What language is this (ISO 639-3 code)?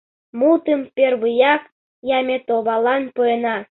chm